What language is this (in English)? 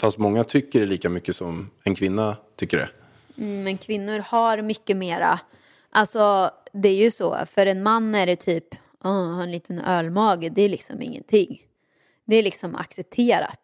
Swedish